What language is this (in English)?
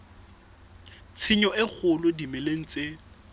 Southern Sotho